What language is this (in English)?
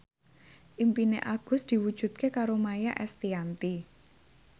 Javanese